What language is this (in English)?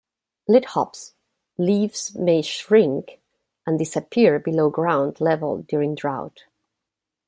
English